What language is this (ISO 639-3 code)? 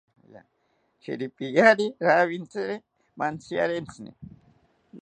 cpy